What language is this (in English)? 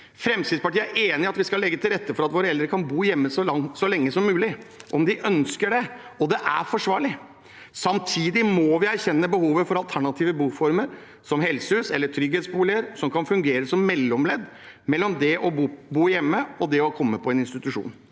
Norwegian